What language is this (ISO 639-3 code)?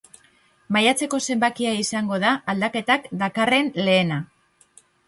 eus